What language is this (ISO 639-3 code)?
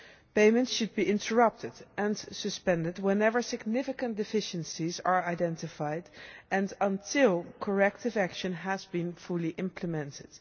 eng